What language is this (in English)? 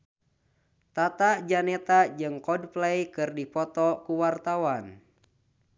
Sundanese